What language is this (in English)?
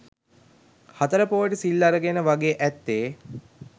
Sinhala